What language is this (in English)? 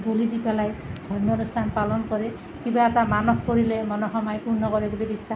Assamese